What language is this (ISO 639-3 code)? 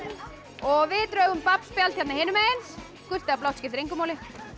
isl